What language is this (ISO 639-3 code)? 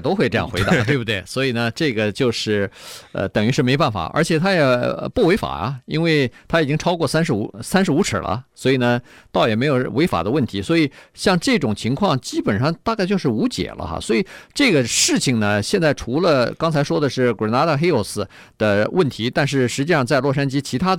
zho